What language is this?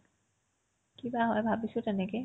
Assamese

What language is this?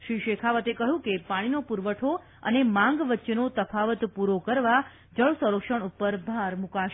Gujarati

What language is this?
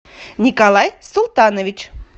Russian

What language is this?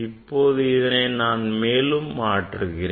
Tamil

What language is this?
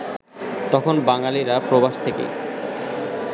Bangla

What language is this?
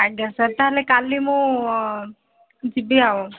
Odia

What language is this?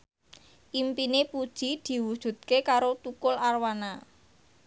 Javanese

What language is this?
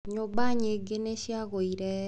Kikuyu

